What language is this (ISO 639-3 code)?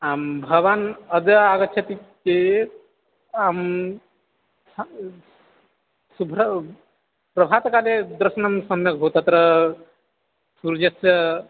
san